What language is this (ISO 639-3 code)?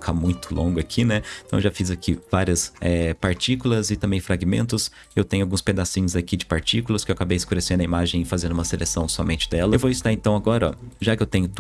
por